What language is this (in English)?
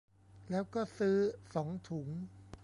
Thai